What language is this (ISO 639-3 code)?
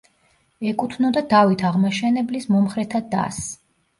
kat